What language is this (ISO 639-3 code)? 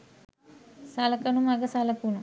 sin